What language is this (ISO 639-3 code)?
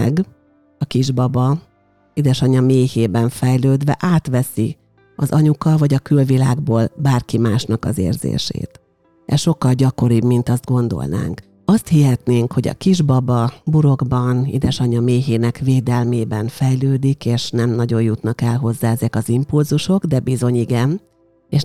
hun